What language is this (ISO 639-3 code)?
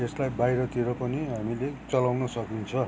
nep